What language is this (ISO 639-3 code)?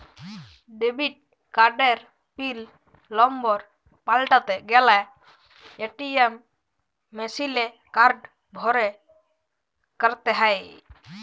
ben